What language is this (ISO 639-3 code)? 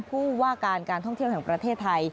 tha